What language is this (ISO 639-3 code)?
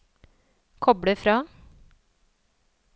nor